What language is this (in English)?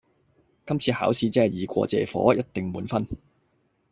Cantonese